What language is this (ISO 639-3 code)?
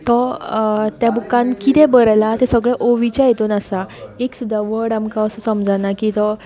kok